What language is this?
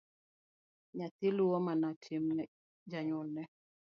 Luo (Kenya and Tanzania)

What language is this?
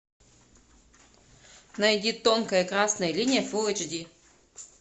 Russian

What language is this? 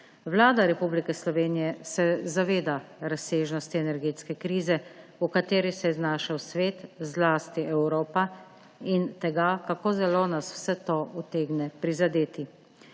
Slovenian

